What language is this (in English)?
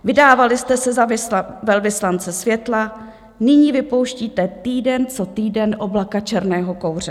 Czech